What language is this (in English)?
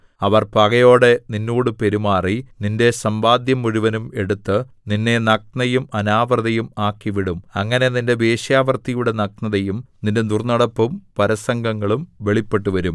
Malayalam